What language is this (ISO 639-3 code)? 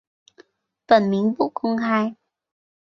zho